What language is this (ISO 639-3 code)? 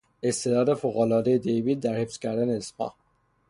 fas